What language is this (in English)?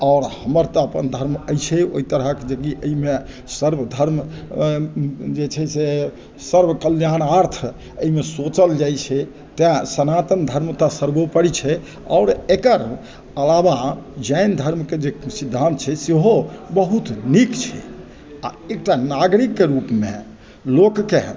Maithili